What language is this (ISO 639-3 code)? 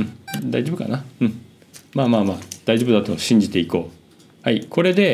jpn